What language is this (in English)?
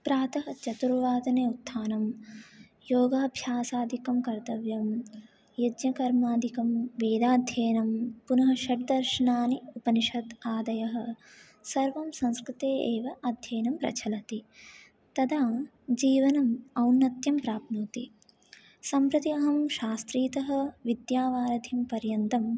Sanskrit